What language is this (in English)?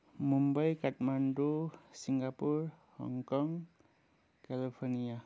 Nepali